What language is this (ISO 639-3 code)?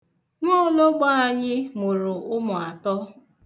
ibo